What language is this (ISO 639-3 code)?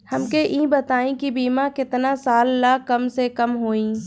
bho